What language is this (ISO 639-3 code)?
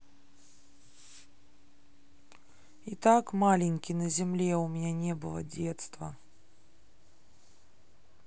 rus